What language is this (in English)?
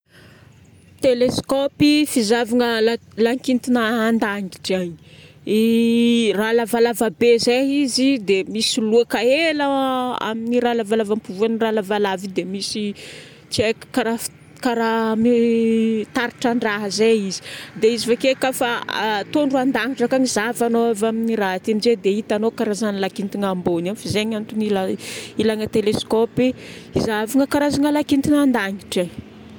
Northern Betsimisaraka Malagasy